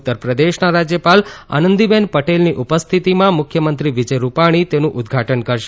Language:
Gujarati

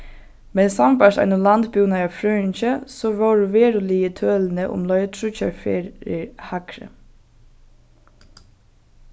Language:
Faroese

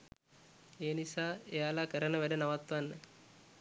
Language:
Sinhala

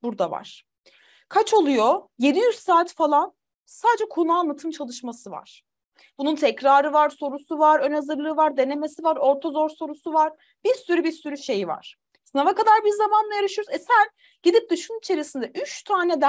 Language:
Turkish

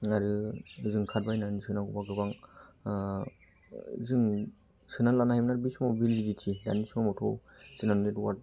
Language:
Bodo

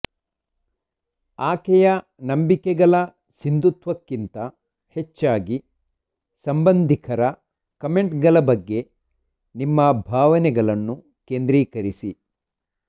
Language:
Kannada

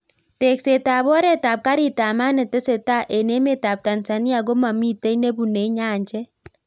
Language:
Kalenjin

